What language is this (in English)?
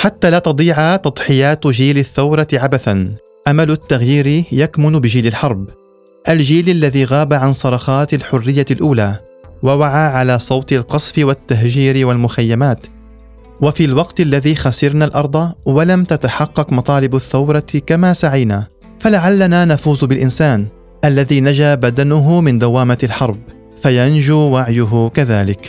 Arabic